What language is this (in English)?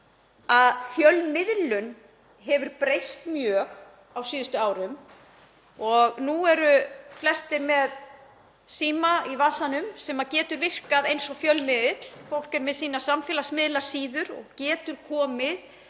Icelandic